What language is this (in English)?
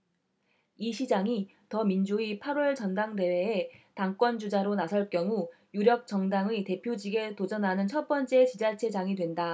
Korean